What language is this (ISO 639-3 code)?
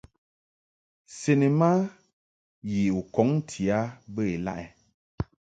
mhk